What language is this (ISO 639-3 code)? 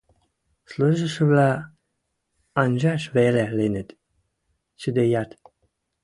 mrj